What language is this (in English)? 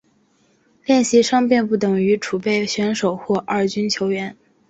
Chinese